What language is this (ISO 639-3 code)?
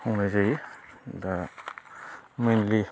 brx